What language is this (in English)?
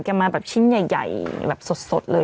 Thai